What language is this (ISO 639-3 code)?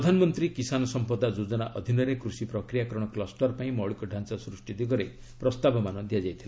ori